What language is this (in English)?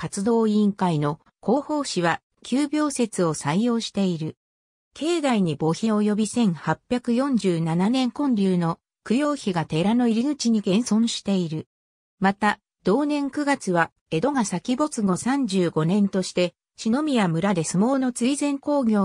Japanese